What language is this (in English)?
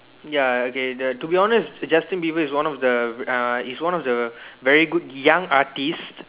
English